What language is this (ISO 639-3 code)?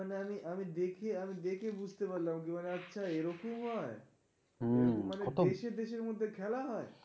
ben